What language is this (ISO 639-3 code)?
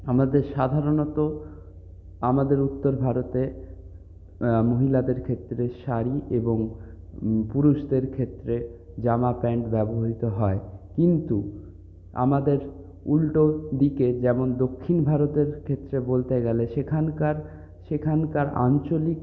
ben